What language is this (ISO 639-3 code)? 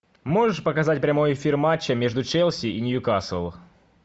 rus